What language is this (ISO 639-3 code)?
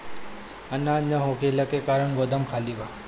bho